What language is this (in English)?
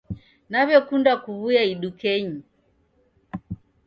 Taita